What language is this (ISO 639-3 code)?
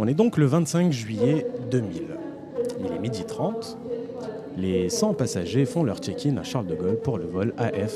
fra